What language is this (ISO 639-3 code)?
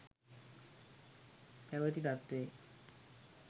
sin